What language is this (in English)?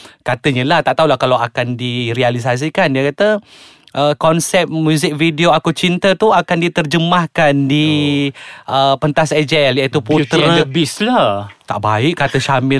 Malay